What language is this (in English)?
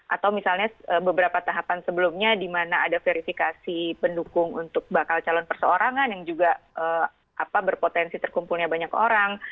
Indonesian